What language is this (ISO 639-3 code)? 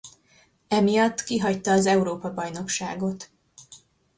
hun